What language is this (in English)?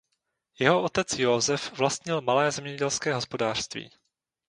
Czech